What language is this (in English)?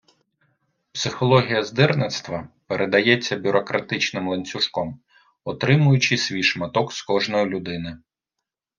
Ukrainian